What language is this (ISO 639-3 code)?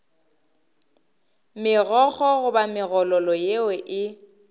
nso